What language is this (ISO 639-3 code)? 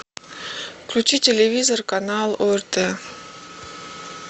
rus